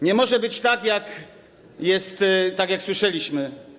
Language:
Polish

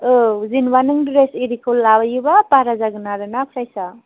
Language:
Bodo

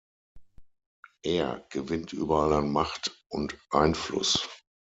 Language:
German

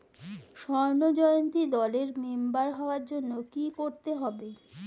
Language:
Bangla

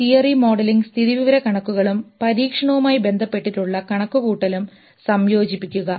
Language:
Malayalam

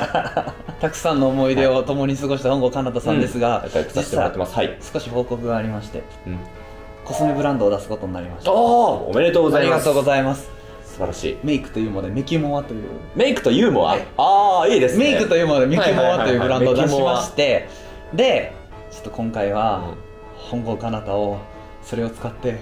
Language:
Japanese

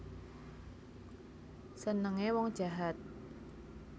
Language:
Javanese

